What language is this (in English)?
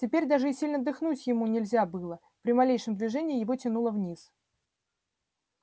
Russian